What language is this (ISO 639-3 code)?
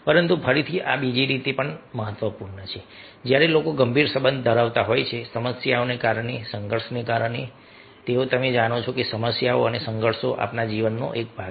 guj